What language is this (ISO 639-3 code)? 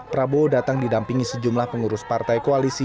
ind